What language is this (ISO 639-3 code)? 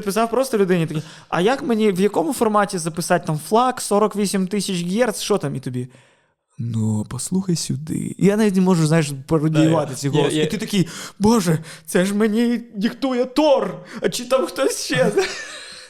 ukr